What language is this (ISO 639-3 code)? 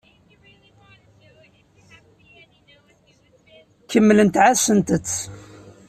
kab